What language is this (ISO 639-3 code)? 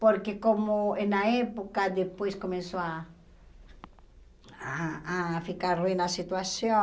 por